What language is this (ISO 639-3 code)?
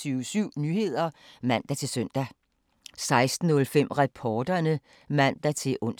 dan